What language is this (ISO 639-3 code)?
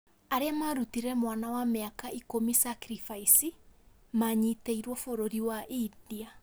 kik